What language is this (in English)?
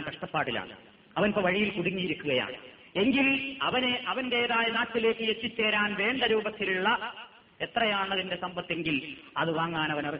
Malayalam